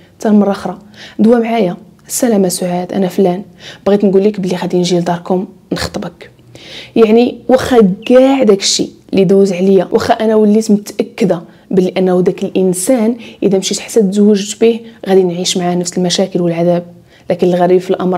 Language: Arabic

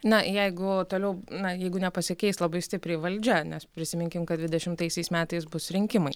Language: Lithuanian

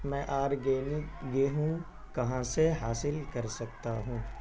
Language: Urdu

